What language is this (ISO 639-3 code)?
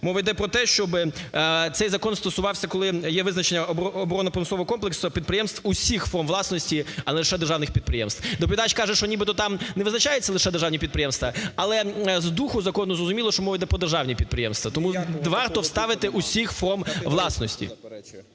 ukr